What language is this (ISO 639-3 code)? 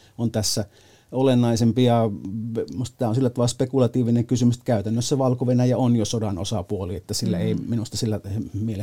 fin